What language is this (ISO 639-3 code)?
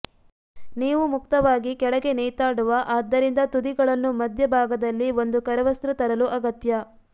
kan